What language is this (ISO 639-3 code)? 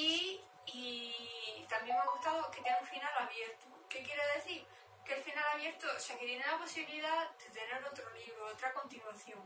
spa